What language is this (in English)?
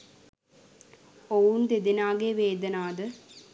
Sinhala